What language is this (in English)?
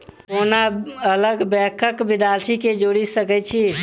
Maithili